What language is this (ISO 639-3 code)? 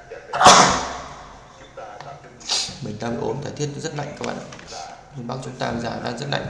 vie